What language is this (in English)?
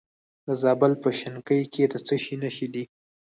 Pashto